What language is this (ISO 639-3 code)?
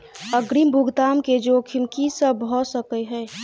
mai